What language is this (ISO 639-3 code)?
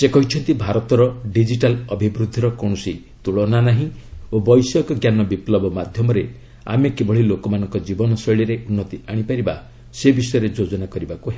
ori